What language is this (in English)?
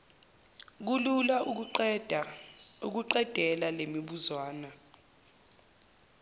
Zulu